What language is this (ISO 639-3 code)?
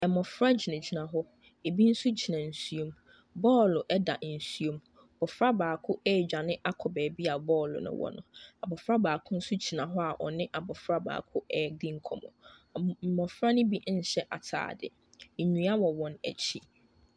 aka